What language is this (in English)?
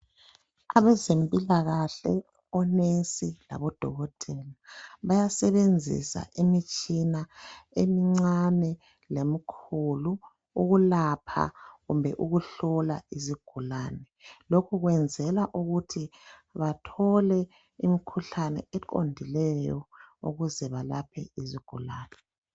North Ndebele